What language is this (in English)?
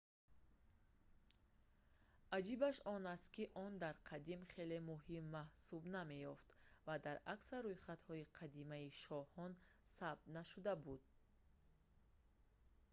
Tajik